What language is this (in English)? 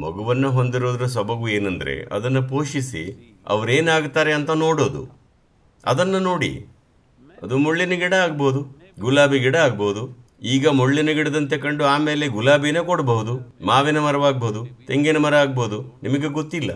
Kannada